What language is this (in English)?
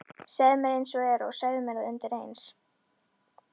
Icelandic